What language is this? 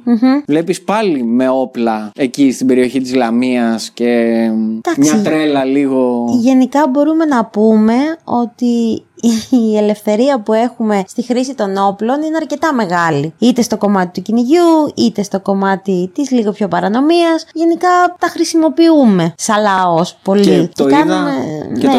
Greek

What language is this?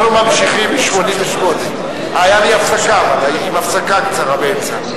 Hebrew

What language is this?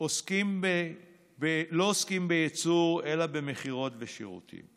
Hebrew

